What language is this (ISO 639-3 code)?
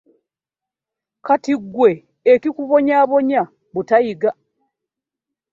lug